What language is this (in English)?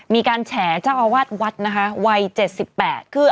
Thai